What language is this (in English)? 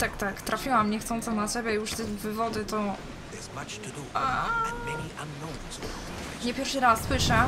Polish